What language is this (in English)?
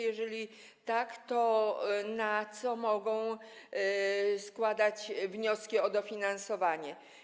Polish